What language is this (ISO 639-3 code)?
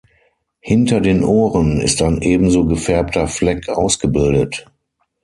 deu